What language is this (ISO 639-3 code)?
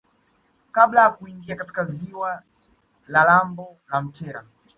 swa